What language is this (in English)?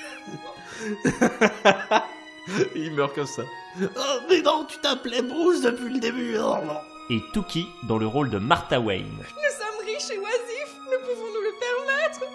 French